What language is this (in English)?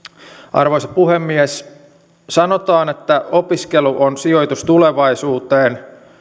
Finnish